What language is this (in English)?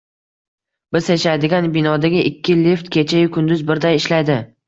Uzbek